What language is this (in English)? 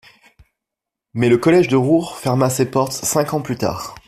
French